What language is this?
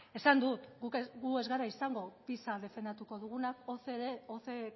Basque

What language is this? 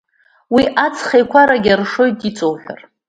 Abkhazian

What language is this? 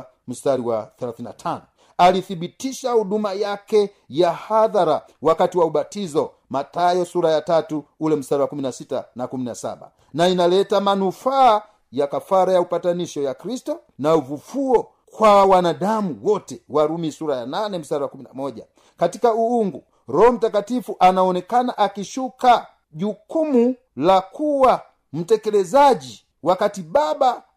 Swahili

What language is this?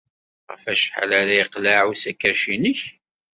Kabyle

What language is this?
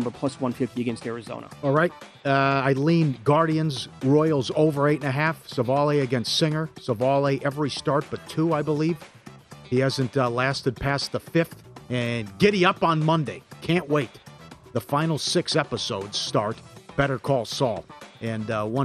English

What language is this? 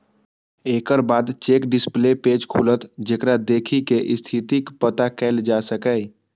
Maithili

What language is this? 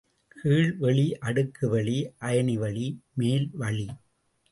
Tamil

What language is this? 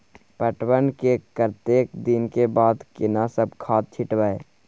Maithili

